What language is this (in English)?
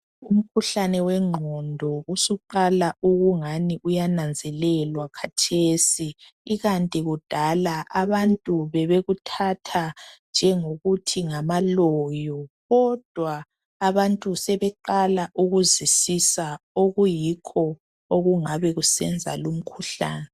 North Ndebele